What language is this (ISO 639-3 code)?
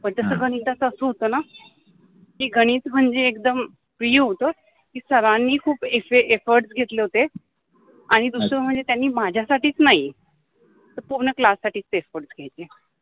mar